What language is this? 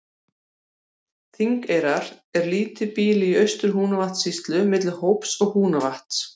Icelandic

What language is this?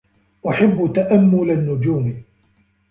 Arabic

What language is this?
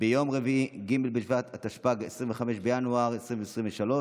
Hebrew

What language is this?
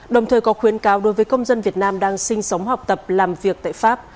Vietnamese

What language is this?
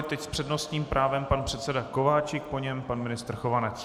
Czech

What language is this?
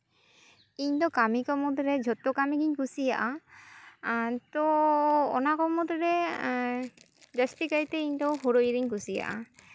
Santali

